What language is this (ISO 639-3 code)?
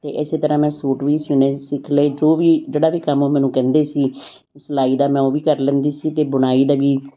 pan